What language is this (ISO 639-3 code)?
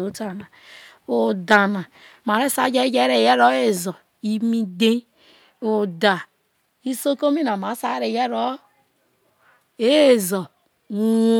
iso